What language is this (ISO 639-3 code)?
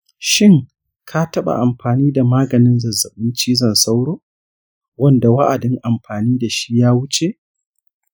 hau